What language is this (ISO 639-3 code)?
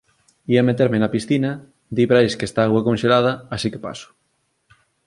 glg